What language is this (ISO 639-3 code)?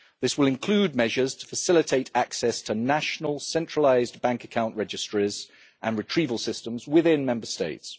eng